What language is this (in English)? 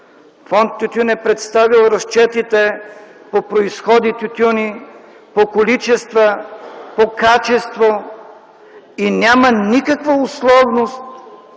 Bulgarian